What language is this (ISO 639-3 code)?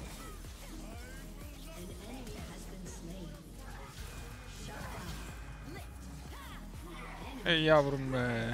tur